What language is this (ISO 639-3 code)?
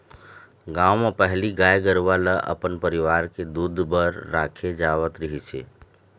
hne